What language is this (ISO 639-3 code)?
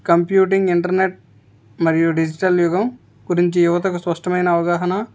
tel